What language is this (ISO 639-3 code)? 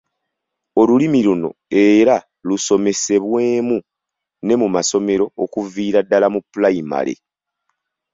lug